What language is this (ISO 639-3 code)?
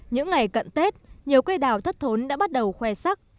vie